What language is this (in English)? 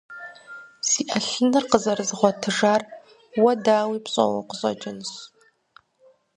Kabardian